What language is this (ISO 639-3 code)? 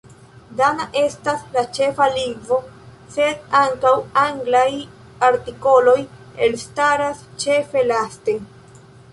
epo